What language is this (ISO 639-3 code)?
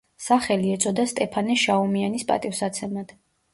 kat